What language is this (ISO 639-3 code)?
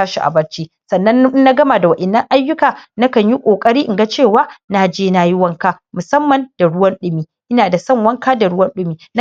hau